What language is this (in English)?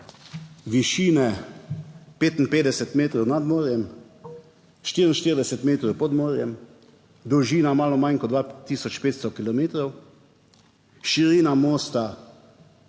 Slovenian